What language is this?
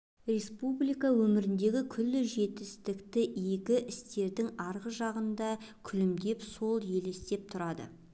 Kazakh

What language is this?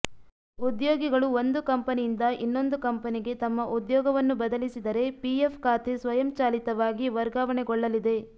Kannada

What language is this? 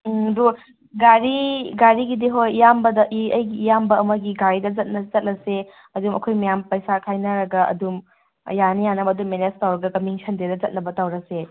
Manipuri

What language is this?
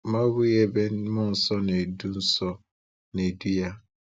Igbo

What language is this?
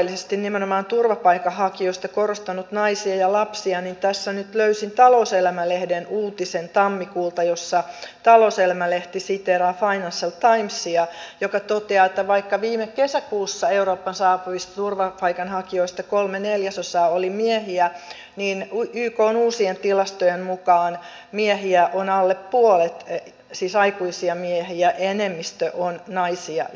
Finnish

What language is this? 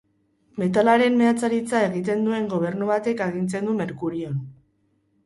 Basque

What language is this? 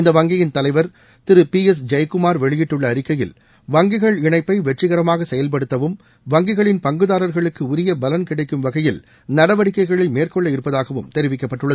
Tamil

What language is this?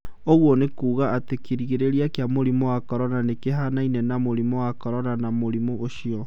Kikuyu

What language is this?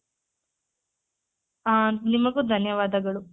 Kannada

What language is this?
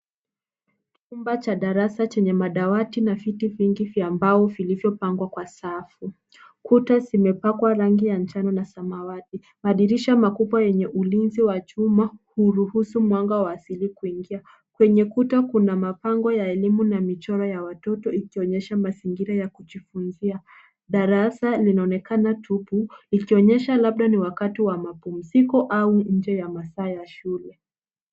Swahili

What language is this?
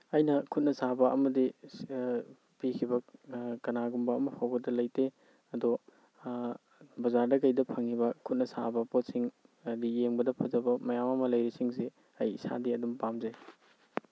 Manipuri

